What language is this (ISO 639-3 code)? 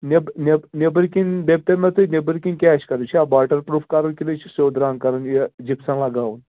kas